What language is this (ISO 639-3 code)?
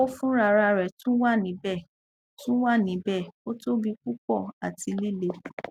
yor